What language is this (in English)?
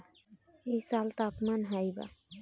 Bhojpuri